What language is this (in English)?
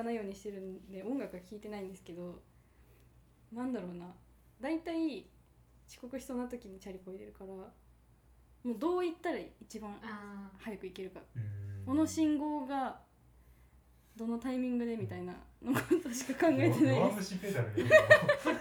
Japanese